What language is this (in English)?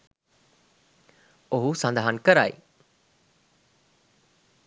Sinhala